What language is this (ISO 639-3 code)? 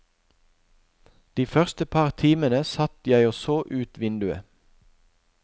nor